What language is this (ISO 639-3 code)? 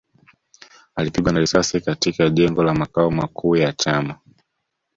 swa